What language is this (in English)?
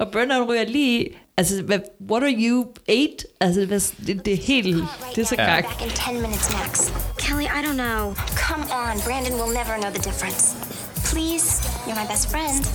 Danish